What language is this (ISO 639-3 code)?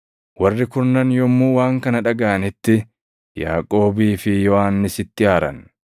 orm